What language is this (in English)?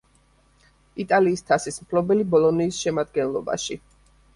Georgian